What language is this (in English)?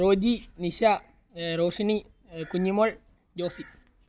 Malayalam